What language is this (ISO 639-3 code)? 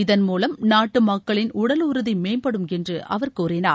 tam